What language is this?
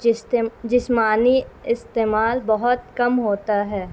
Urdu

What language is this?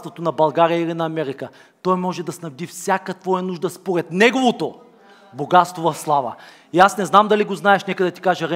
Bulgarian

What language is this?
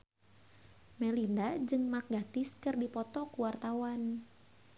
Sundanese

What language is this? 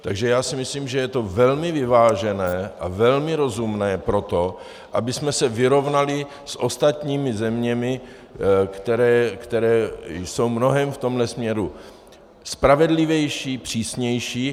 Czech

